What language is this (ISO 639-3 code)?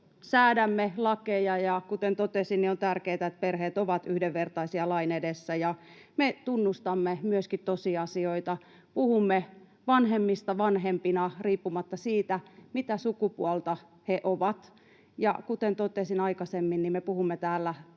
fin